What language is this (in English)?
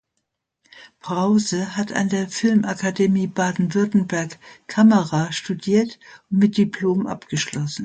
German